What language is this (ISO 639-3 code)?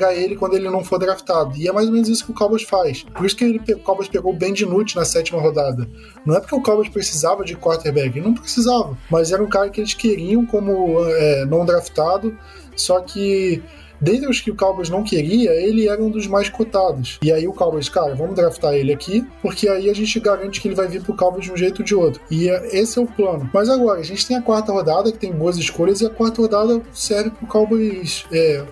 por